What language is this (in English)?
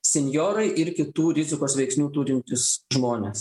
Lithuanian